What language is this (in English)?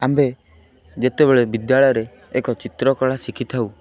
Odia